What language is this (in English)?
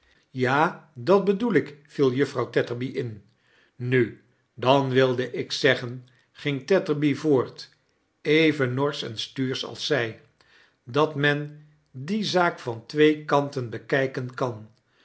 Dutch